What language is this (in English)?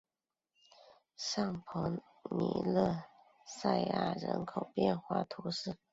Chinese